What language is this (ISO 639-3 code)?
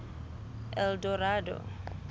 sot